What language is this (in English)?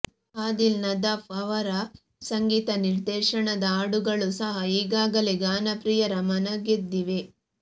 Kannada